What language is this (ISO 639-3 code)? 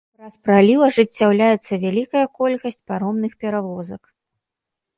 bel